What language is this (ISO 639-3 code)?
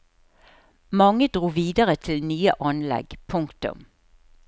nor